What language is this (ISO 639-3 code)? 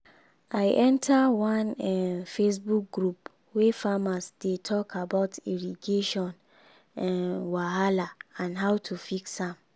pcm